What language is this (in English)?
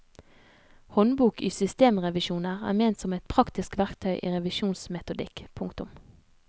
Norwegian